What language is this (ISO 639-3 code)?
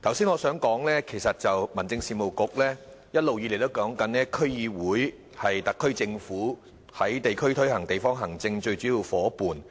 yue